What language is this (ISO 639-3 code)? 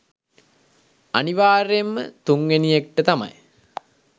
sin